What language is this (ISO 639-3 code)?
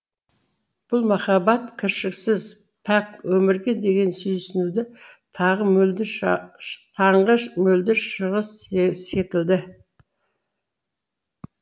kaz